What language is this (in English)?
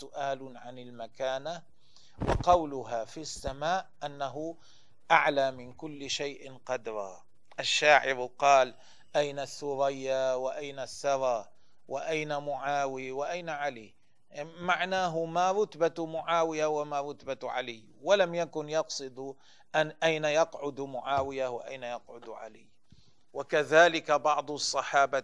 Arabic